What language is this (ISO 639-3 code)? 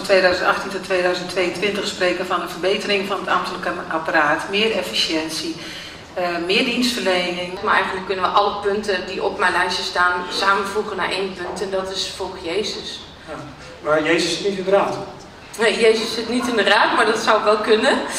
nld